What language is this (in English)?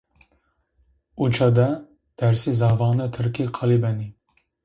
Zaza